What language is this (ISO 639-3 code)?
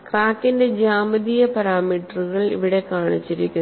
mal